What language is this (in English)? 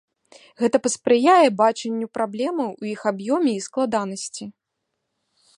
Belarusian